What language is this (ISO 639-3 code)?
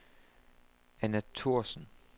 dan